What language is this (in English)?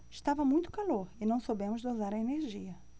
Portuguese